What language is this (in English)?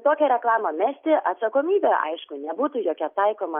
Lithuanian